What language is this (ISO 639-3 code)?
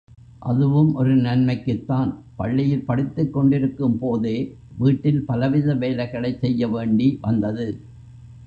tam